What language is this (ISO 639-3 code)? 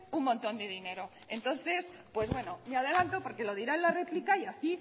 spa